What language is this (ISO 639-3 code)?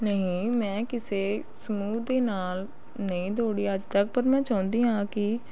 pan